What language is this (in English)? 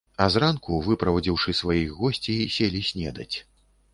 Belarusian